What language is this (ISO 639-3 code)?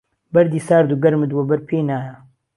ckb